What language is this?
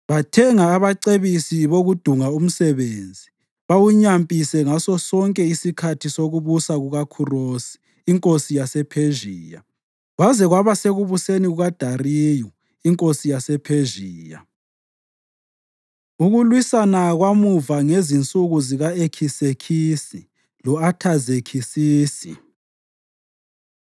North Ndebele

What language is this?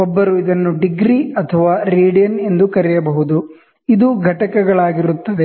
Kannada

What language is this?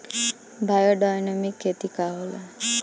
Bhojpuri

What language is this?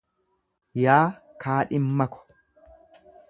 Oromo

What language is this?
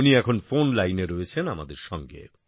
Bangla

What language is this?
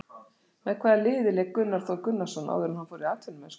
Icelandic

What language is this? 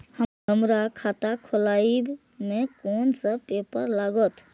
Maithili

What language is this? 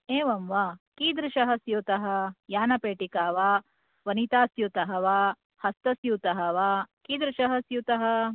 Sanskrit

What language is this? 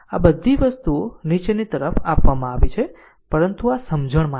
Gujarati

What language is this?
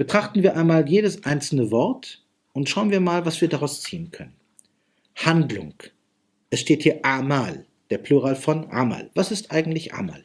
German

